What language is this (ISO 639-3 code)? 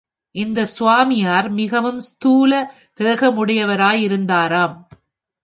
tam